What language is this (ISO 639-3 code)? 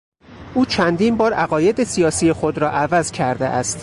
fas